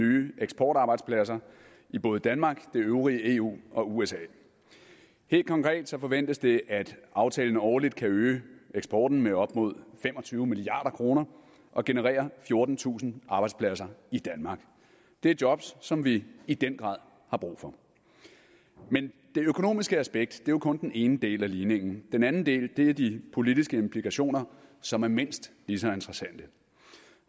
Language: Danish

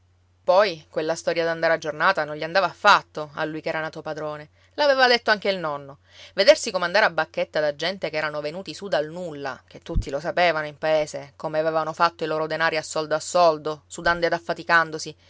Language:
Italian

